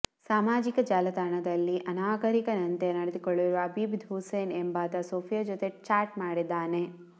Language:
Kannada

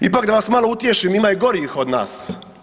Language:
Croatian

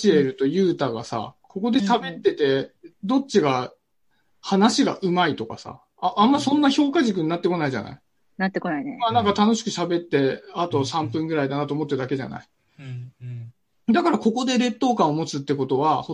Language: Japanese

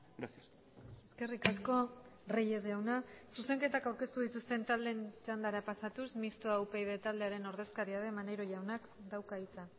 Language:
Basque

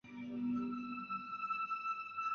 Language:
Chinese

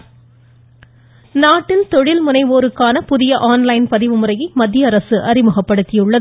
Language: Tamil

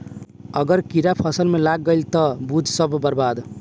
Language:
Bhojpuri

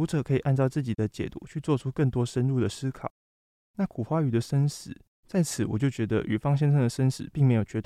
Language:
Chinese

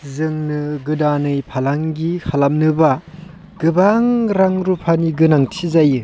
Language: Bodo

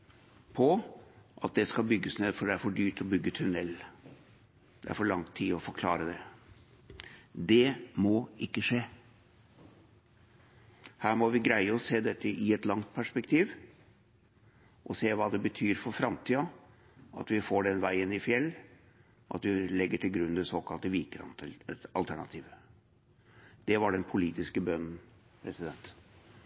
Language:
Norwegian Bokmål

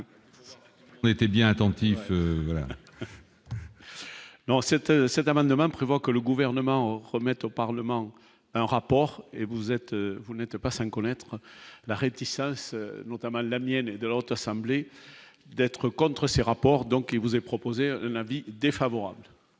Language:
French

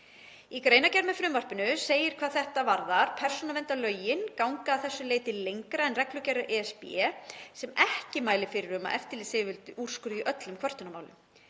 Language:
Icelandic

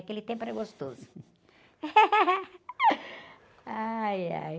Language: Portuguese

